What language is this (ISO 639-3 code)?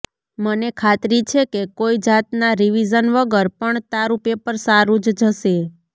guj